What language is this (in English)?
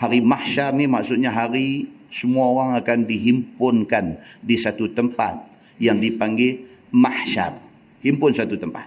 Malay